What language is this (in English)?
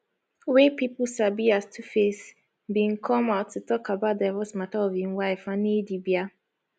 Nigerian Pidgin